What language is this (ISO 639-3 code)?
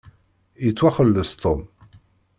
kab